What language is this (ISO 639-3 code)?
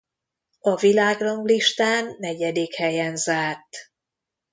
hun